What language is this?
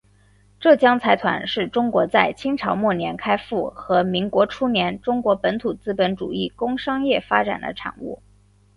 Chinese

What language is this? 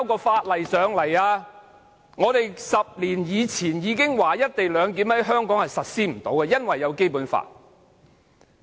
Cantonese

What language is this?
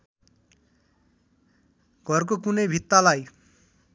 Nepali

